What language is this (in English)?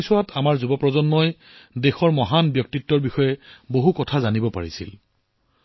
Assamese